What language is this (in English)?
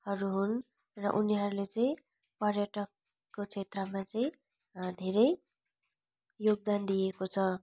Nepali